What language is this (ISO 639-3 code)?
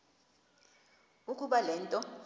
xho